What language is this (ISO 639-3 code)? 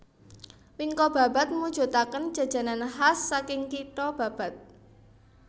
jav